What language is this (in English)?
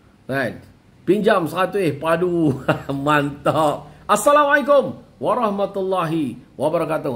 Malay